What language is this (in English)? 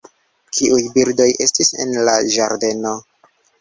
Esperanto